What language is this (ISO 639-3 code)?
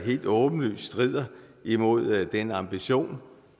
dan